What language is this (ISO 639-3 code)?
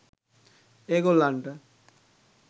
sin